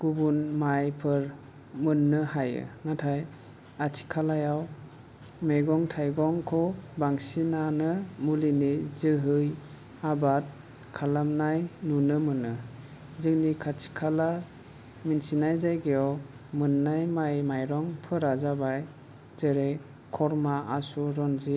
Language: Bodo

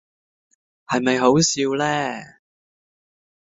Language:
Cantonese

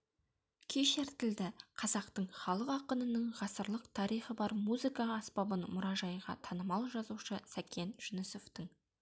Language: Kazakh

